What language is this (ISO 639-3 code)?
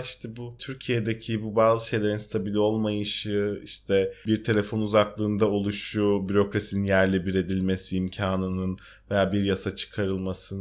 tur